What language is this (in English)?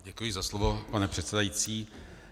Czech